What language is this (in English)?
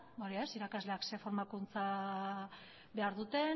Basque